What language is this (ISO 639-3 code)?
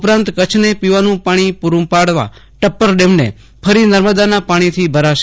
guj